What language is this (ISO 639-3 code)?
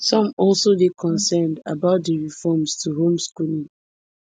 pcm